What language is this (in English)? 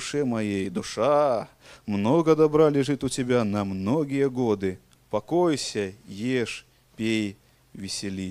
Russian